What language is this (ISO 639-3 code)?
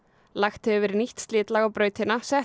isl